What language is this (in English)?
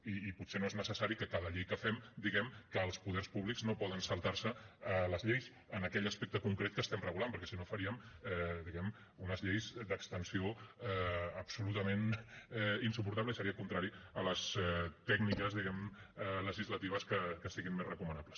Catalan